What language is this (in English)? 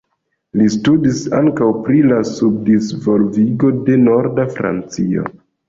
Esperanto